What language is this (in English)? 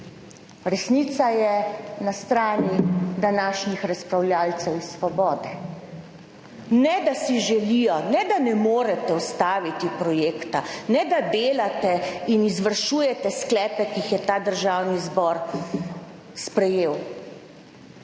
Slovenian